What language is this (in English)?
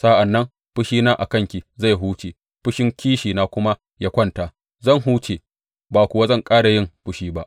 Hausa